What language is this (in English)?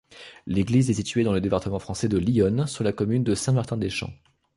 French